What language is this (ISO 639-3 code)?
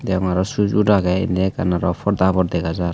ccp